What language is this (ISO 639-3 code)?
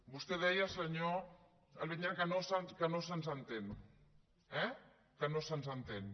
cat